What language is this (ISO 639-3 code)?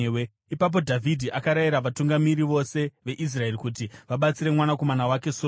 sna